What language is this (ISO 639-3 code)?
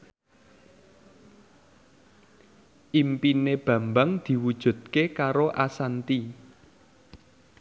jav